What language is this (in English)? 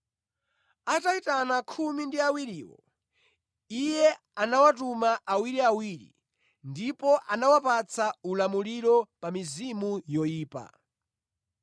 Nyanja